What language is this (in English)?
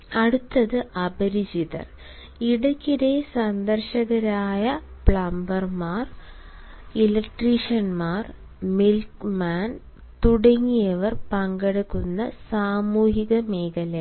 Malayalam